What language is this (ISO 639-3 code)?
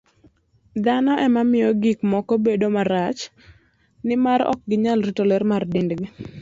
luo